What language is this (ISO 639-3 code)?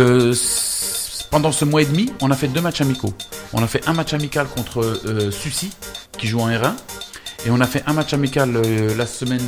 fra